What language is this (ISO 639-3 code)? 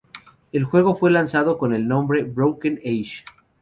spa